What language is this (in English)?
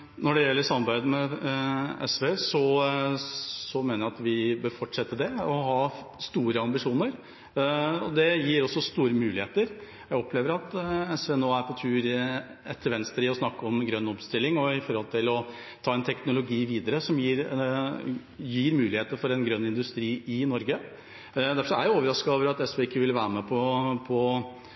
Norwegian Bokmål